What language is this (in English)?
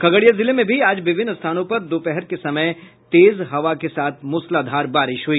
Hindi